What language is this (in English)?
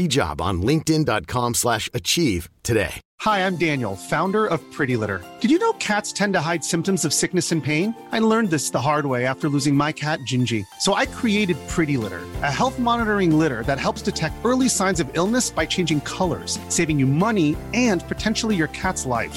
Persian